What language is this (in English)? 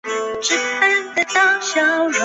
Chinese